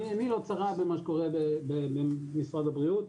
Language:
Hebrew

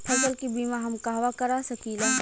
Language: Bhojpuri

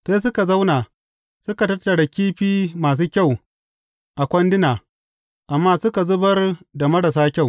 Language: Hausa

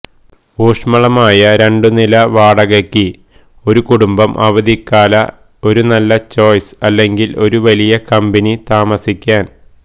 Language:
Malayalam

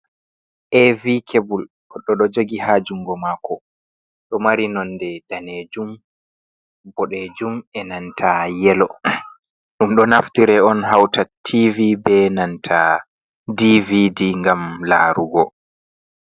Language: Fula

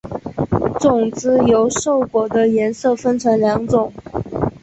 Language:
Chinese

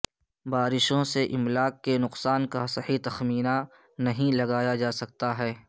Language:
Urdu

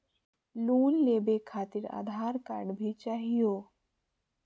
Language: Magahi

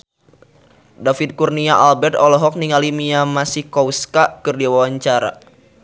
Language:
Sundanese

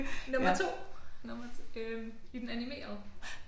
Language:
Danish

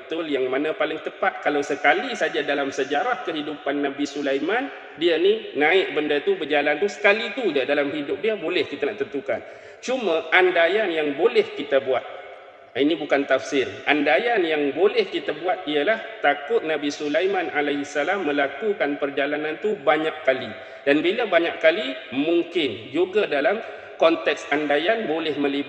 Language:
Malay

